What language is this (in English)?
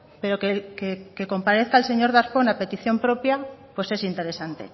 Spanish